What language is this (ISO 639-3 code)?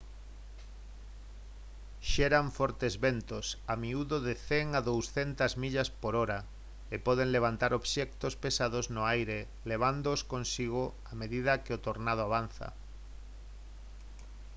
glg